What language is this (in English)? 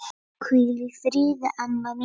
Icelandic